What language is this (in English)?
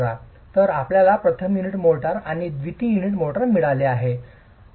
Marathi